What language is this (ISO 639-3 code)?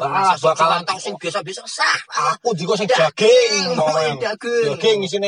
ind